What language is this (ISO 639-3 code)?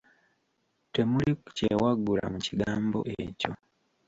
lug